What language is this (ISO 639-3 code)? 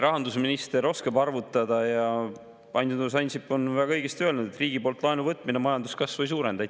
est